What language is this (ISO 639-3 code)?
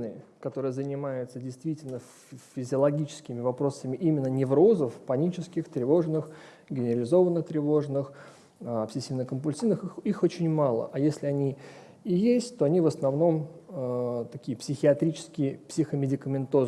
rus